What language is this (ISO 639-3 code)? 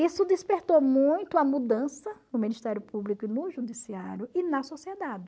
por